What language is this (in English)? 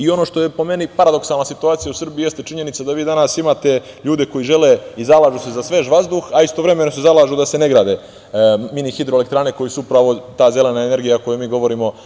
Serbian